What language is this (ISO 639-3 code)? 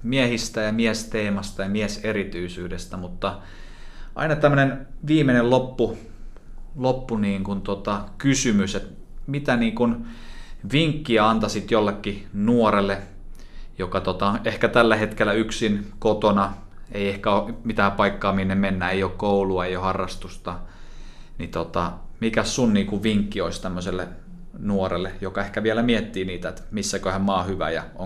fin